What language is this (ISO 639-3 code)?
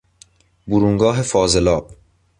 fas